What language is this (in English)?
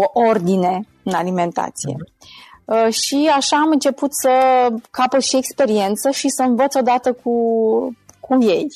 Romanian